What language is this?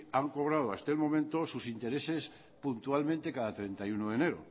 Spanish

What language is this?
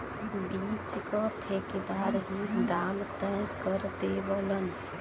Bhojpuri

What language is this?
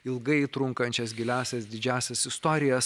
Lithuanian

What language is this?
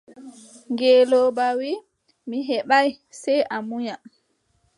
Adamawa Fulfulde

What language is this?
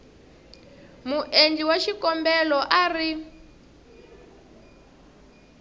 Tsonga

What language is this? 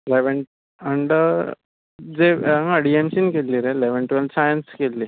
Konkani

